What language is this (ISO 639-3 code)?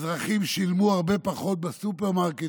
heb